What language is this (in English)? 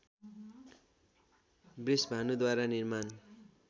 Nepali